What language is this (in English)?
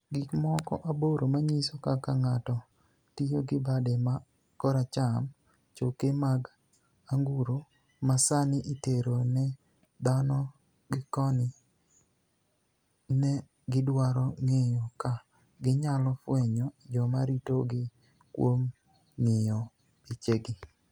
Luo (Kenya and Tanzania)